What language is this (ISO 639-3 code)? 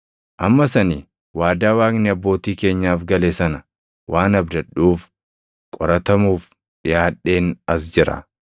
orm